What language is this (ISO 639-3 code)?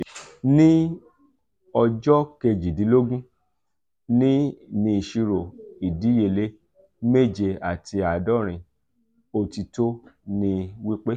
yor